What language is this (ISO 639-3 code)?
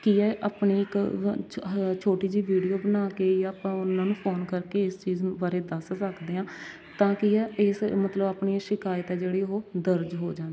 pan